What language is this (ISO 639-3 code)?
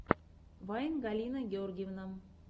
rus